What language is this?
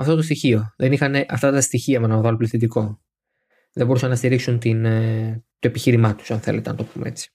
Greek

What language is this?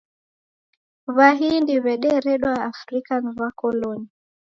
Taita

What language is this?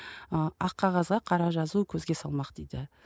Kazakh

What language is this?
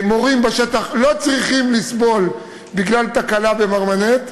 Hebrew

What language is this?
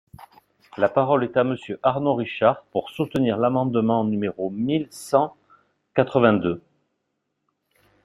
French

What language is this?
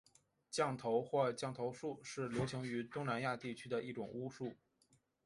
Chinese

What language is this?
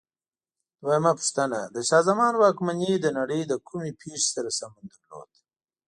Pashto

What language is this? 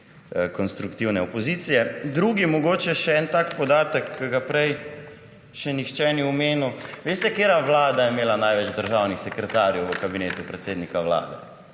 Slovenian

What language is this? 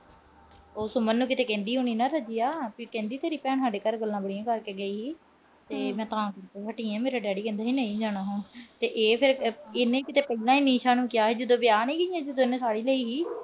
Punjabi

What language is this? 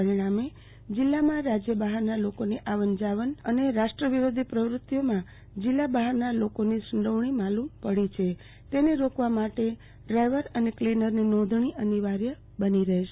Gujarati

